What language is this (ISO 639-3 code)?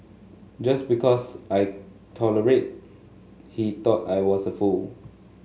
eng